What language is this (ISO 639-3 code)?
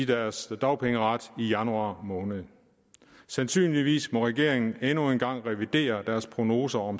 dan